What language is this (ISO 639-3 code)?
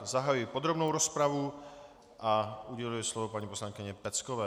ces